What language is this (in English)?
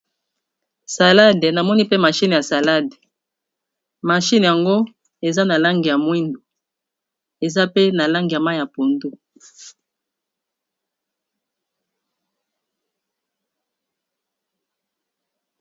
Lingala